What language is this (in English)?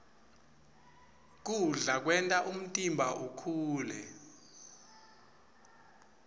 Swati